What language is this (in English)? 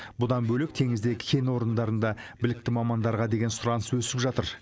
Kazakh